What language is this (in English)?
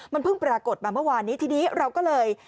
Thai